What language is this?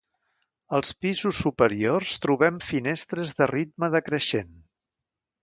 Catalan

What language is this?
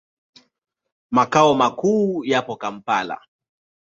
Swahili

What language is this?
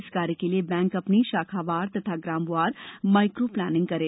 Hindi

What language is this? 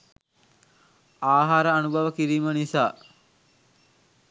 Sinhala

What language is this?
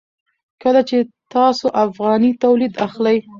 Pashto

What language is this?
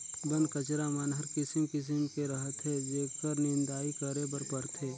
Chhattisgarhi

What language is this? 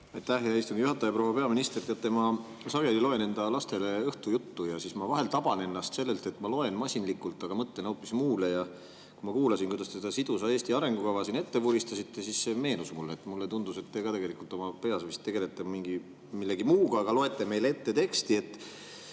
Estonian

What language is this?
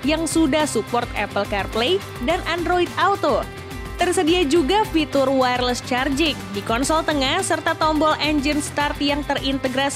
Indonesian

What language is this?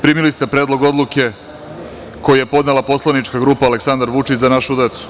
Serbian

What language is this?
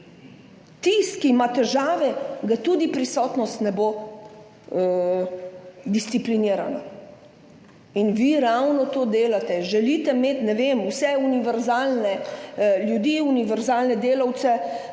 Slovenian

